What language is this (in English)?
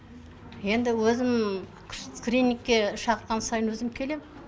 Kazakh